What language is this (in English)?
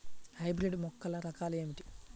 Telugu